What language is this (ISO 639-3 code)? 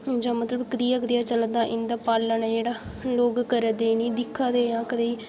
doi